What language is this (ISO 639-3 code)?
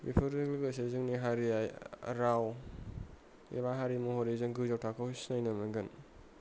brx